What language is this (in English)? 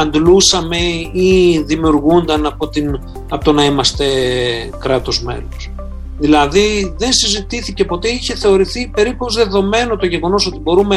Greek